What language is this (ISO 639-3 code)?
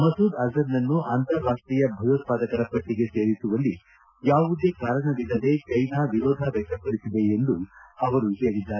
kan